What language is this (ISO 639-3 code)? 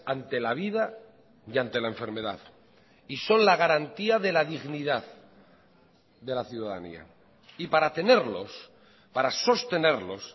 spa